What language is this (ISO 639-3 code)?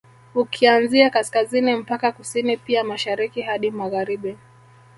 swa